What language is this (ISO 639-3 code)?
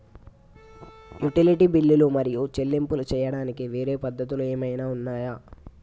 tel